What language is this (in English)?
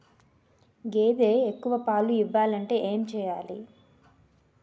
Telugu